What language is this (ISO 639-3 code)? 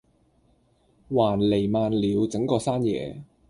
yue